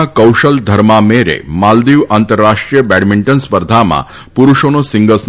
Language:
Gujarati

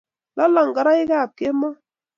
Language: Kalenjin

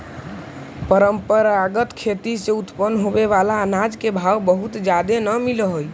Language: Magahi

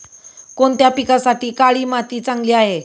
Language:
Marathi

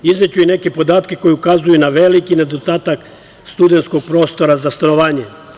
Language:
Serbian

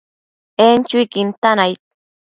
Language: Matsés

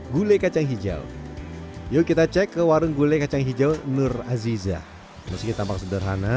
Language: Indonesian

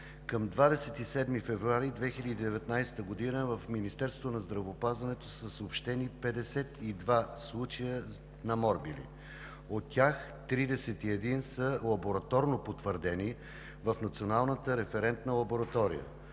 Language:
Bulgarian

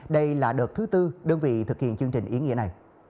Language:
Vietnamese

